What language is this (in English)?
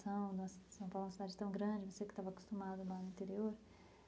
Portuguese